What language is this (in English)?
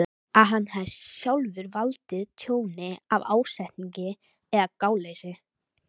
Icelandic